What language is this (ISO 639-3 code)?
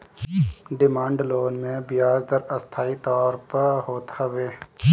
bho